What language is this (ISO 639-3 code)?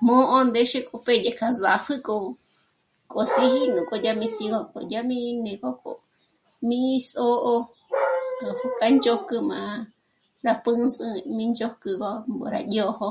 mmc